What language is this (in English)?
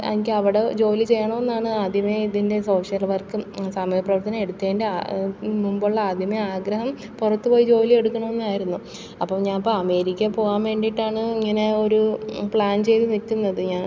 Malayalam